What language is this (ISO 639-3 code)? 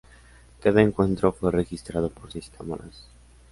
spa